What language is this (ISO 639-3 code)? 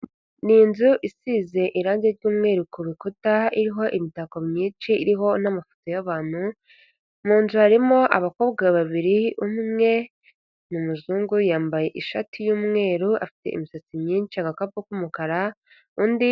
kin